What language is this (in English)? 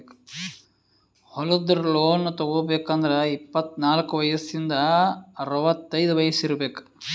Kannada